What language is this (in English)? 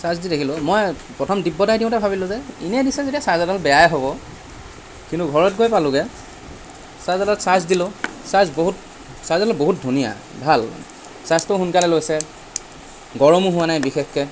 Assamese